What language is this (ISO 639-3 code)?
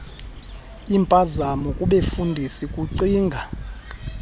xho